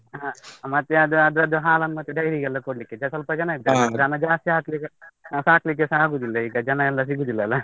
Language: Kannada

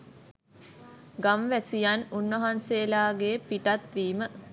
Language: Sinhala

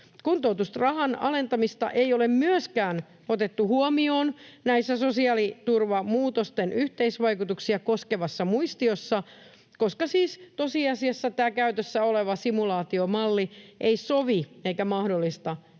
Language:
Finnish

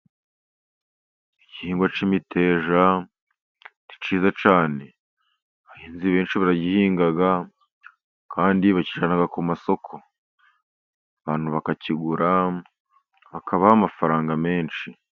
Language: Kinyarwanda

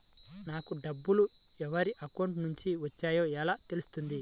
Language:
Telugu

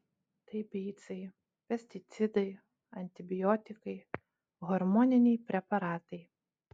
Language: Lithuanian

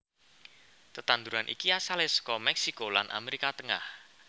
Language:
Javanese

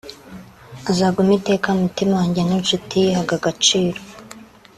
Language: Kinyarwanda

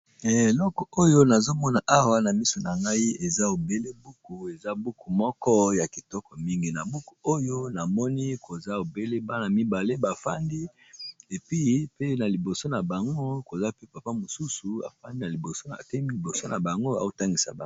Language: Lingala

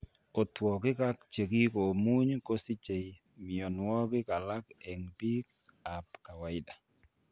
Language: Kalenjin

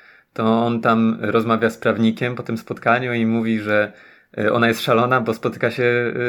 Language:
Polish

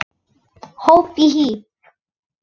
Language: Icelandic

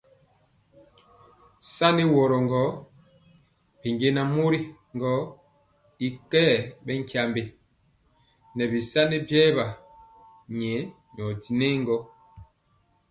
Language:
Mpiemo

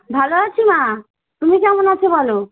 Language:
Bangla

